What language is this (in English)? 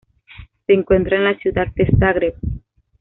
Spanish